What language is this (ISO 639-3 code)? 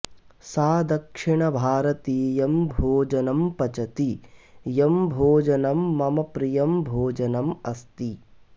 san